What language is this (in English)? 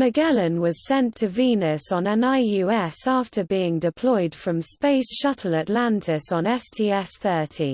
English